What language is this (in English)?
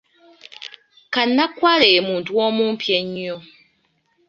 Ganda